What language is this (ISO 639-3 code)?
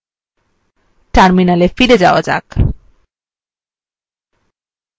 ben